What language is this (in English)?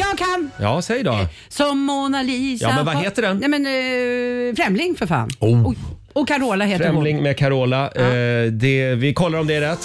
Swedish